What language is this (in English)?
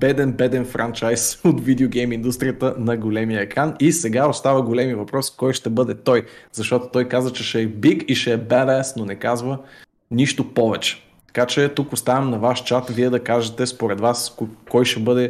Bulgarian